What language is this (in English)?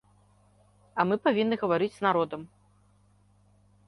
Belarusian